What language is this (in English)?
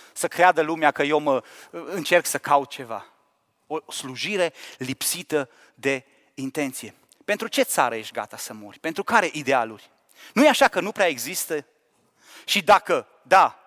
Romanian